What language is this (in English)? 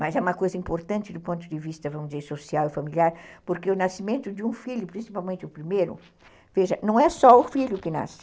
Portuguese